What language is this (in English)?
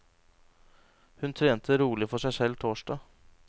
Norwegian